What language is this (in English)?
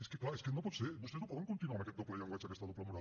Catalan